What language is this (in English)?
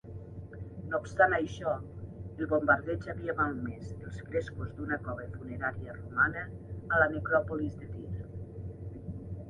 Catalan